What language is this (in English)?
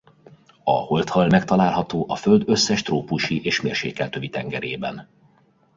Hungarian